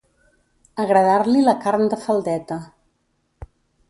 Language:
Catalan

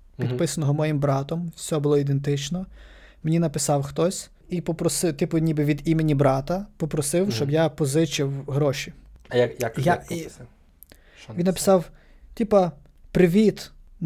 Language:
Ukrainian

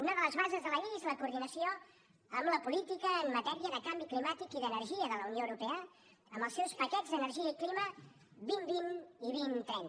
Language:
Catalan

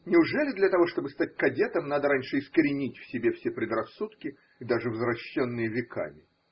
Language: Russian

